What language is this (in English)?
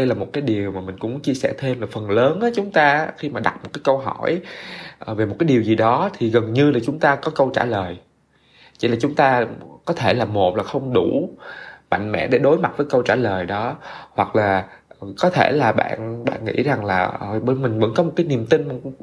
Vietnamese